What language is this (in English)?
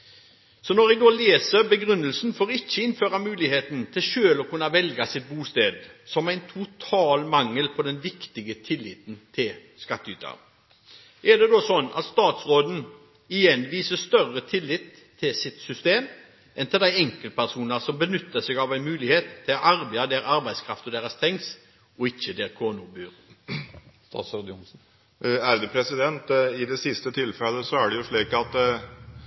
Norwegian Bokmål